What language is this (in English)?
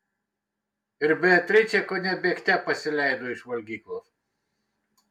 Lithuanian